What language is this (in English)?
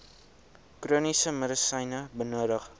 Afrikaans